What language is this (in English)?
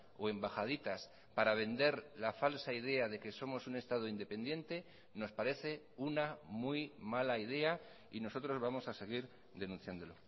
Spanish